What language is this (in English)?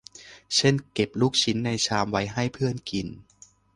Thai